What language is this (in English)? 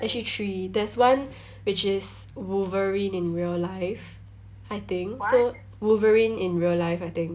English